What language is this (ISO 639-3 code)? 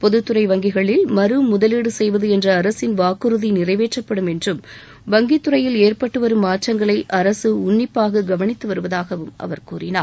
tam